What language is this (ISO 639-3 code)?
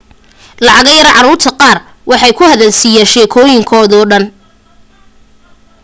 som